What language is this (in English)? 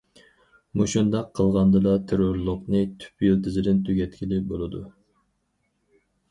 Uyghur